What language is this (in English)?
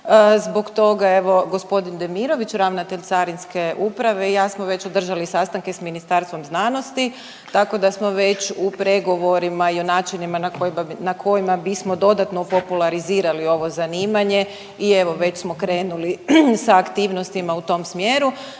Croatian